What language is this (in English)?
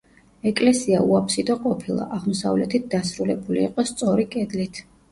Georgian